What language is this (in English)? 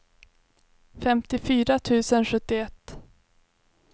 Swedish